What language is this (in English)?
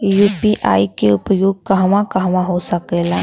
Bhojpuri